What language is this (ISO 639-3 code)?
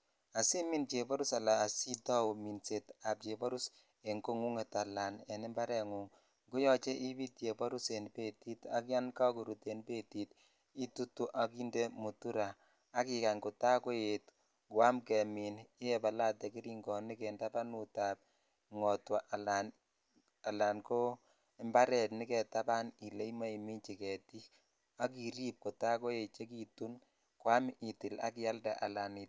kln